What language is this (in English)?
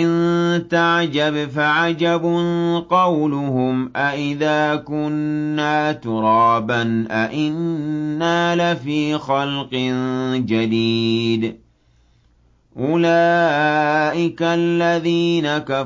Arabic